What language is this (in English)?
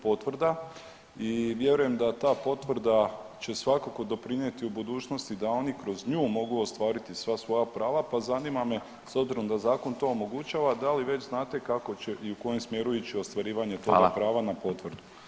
Croatian